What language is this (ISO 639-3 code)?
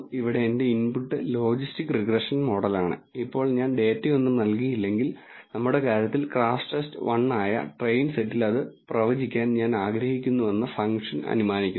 mal